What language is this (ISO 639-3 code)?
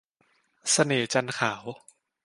tha